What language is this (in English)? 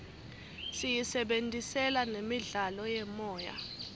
Swati